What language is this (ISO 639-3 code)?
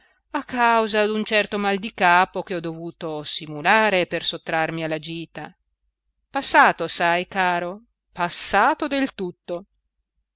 ita